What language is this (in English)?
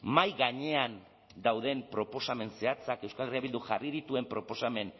Basque